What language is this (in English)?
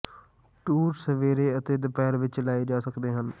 Punjabi